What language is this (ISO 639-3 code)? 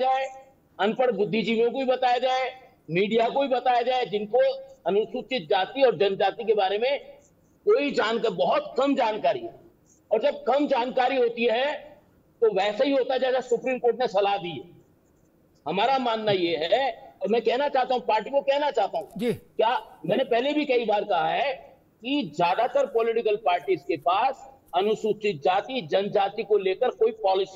hin